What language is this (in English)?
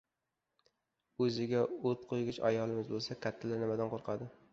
Uzbek